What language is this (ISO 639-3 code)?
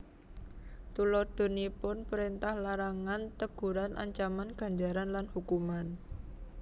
jav